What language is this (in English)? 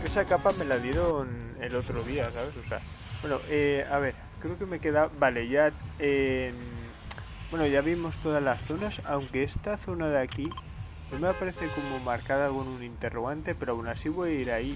Spanish